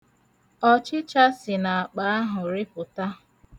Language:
Igbo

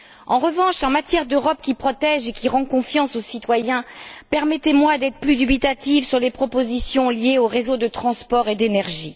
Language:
French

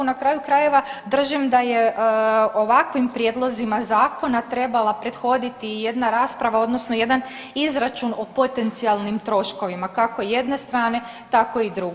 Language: Croatian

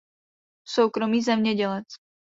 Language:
Czech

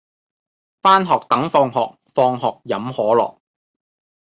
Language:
Cantonese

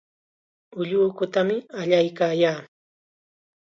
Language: Chiquián Ancash Quechua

